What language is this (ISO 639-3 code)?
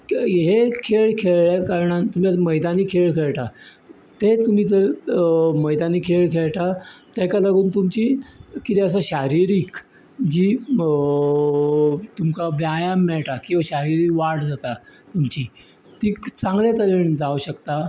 kok